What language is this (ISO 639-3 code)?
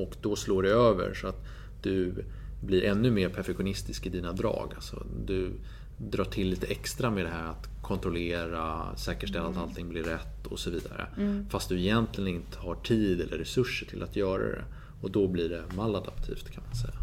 swe